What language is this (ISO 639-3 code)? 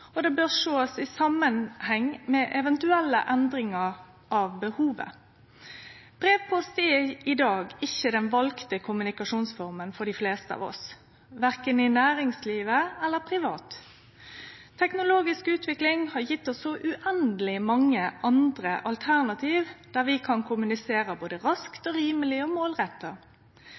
nno